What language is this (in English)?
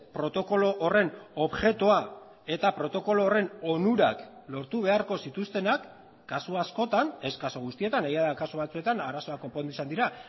Basque